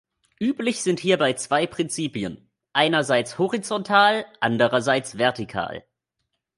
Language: German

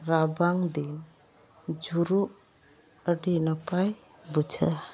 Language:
Santali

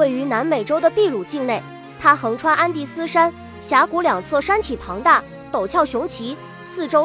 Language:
Chinese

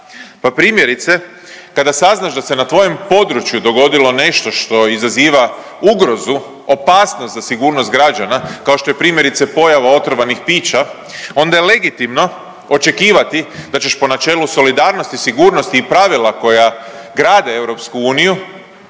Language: Croatian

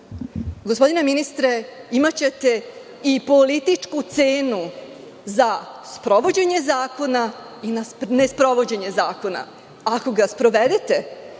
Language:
Serbian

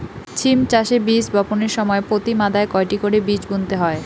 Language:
Bangla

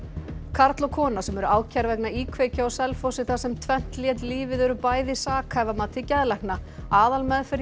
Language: Icelandic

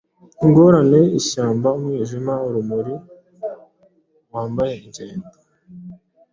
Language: Kinyarwanda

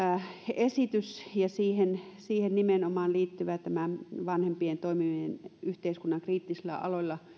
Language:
Finnish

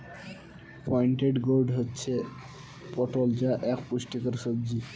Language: Bangla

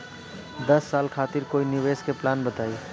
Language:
Bhojpuri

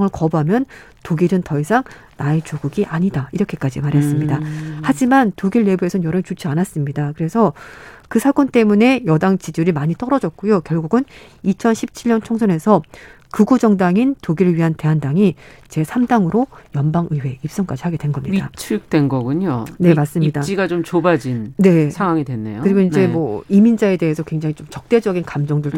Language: Korean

